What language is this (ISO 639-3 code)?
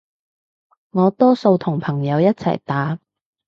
yue